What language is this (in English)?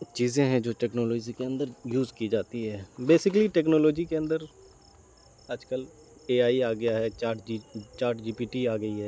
Urdu